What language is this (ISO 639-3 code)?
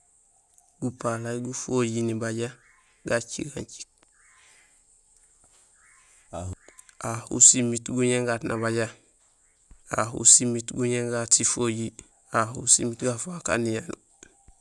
gsl